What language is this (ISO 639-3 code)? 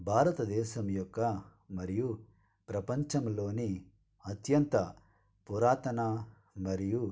tel